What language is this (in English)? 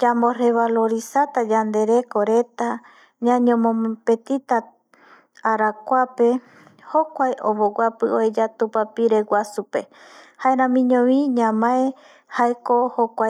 Eastern Bolivian Guaraní